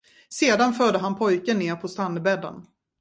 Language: Swedish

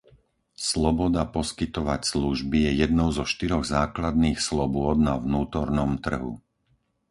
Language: Slovak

